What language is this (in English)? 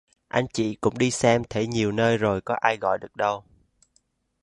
Vietnamese